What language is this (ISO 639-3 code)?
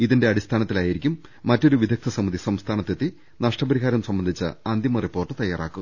mal